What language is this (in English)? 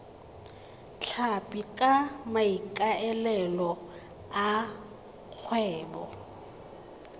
Tswana